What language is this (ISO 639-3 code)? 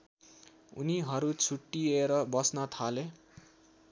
nep